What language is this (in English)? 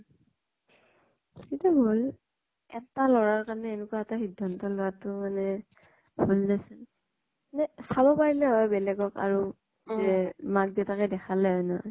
Assamese